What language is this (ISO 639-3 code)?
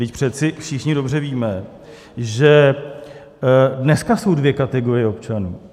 ces